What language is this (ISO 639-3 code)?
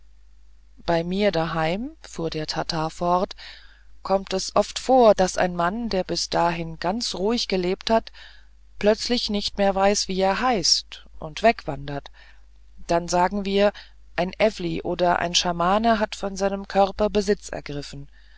deu